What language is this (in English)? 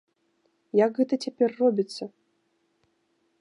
Belarusian